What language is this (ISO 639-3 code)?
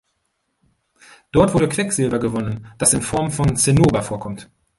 deu